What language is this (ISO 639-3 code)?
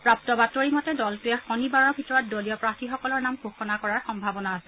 asm